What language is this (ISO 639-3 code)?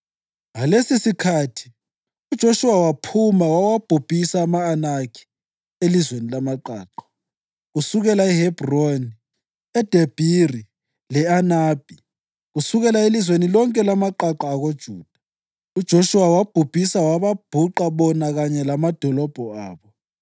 nde